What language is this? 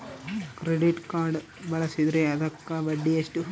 Kannada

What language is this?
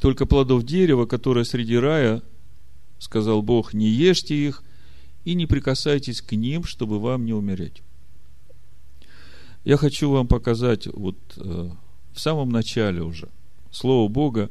Russian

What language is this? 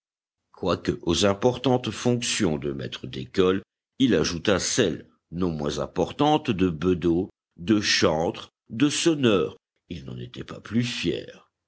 French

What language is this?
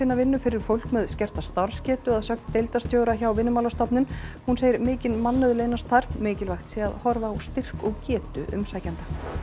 Icelandic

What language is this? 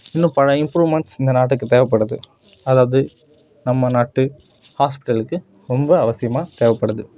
Tamil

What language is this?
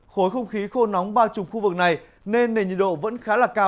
Vietnamese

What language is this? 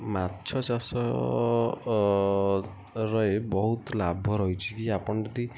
Odia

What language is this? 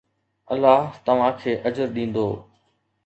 Sindhi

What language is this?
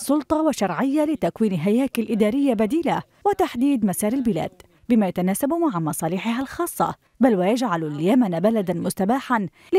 Arabic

